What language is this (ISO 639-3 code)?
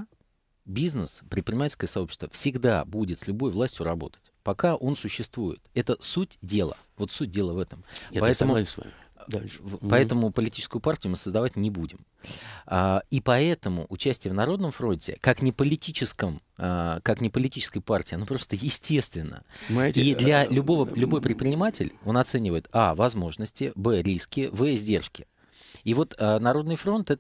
rus